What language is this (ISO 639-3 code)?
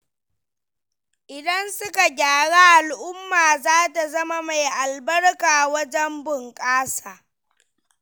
hau